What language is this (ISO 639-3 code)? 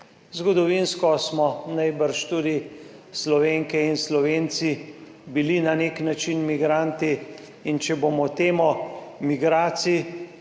slv